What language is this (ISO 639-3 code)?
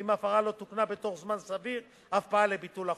heb